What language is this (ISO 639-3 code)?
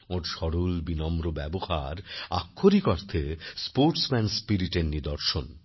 ben